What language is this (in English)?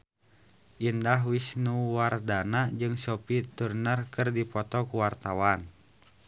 Sundanese